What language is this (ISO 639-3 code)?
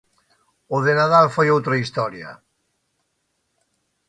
glg